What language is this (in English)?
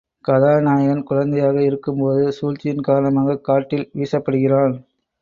Tamil